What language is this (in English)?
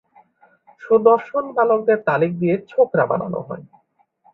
Bangla